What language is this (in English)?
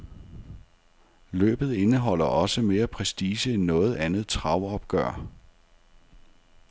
Danish